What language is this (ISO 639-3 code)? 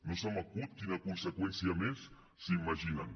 cat